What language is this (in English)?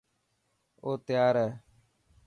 Dhatki